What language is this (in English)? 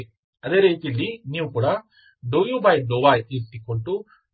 Kannada